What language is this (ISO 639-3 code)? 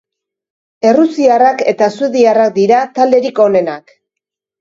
eus